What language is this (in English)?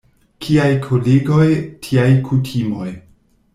Esperanto